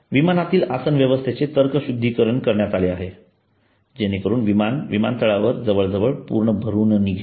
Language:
Marathi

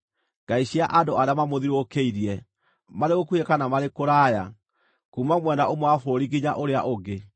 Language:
Kikuyu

